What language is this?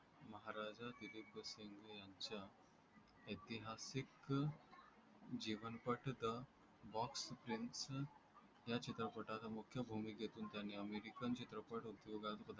Marathi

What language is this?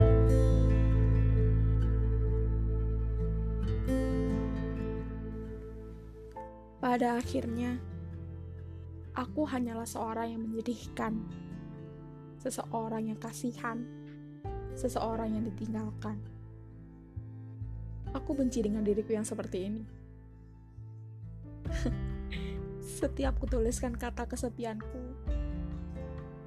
Indonesian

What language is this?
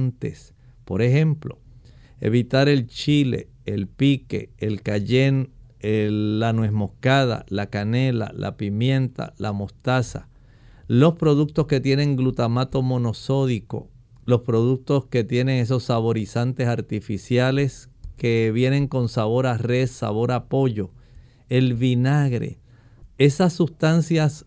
Spanish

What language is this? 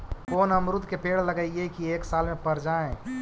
Magahi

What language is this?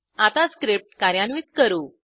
Marathi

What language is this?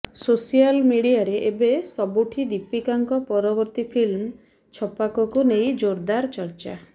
Odia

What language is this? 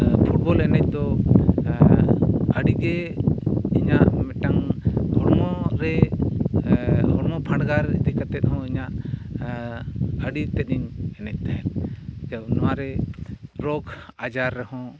Santali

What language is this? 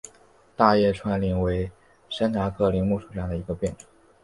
Chinese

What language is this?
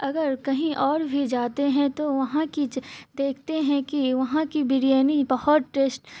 Urdu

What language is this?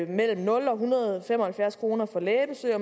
Danish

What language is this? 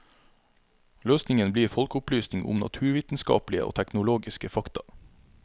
Norwegian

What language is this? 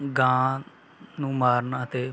Punjabi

